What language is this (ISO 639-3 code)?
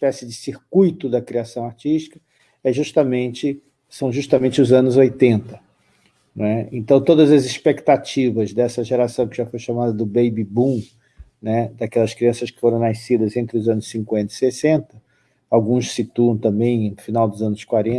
por